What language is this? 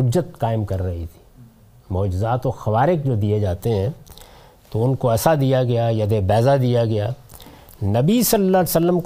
Urdu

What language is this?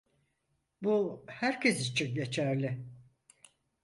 Turkish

